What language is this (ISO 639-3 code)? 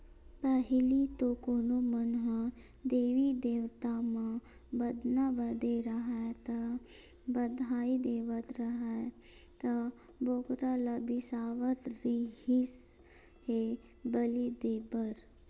hne